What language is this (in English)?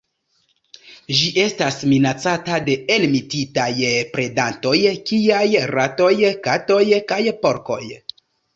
Esperanto